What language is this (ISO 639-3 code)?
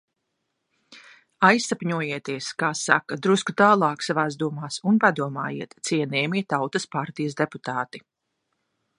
lav